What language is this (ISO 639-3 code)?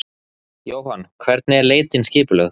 isl